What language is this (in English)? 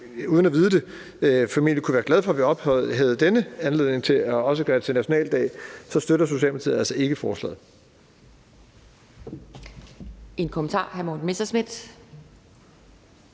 Danish